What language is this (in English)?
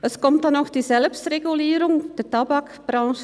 Swiss German